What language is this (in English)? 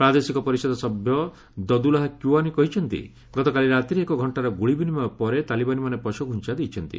Odia